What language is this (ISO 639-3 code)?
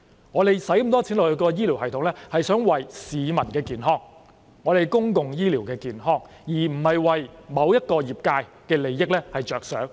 yue